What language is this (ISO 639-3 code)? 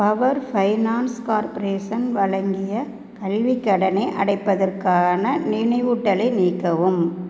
tam